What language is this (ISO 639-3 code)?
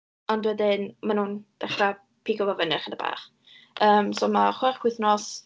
cym